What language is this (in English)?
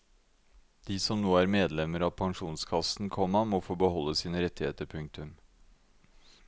Norwegian